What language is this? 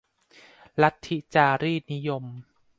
Thai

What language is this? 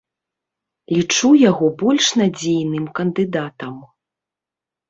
Belarusian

